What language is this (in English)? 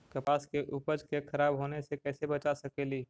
Magahi